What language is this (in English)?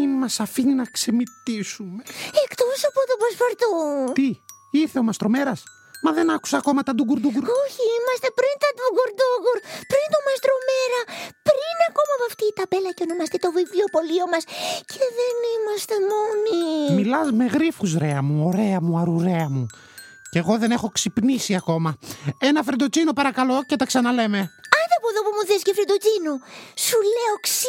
Greek